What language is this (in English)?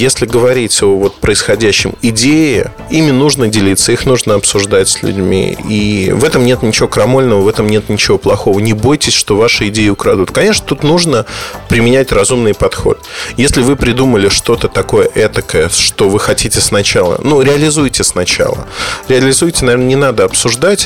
Russian